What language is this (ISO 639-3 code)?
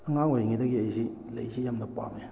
mni